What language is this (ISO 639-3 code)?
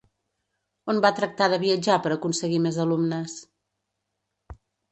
cat